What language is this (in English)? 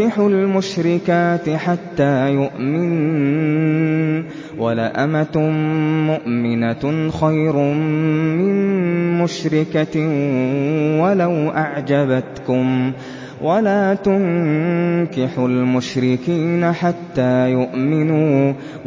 Arabic